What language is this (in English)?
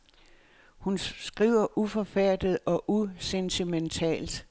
Danish